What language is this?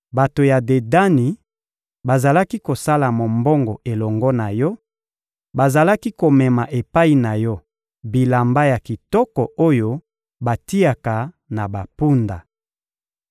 Lingala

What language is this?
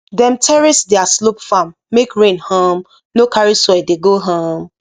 Nigerian Pidgin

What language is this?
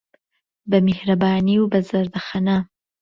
Central Kurdish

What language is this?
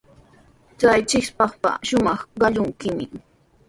Sihuas Ancash Quechua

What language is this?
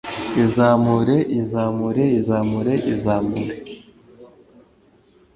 Kinyarwanda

